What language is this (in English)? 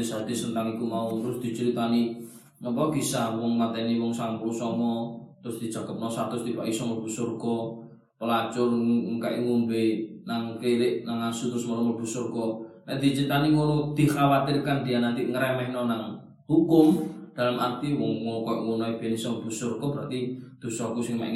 Malay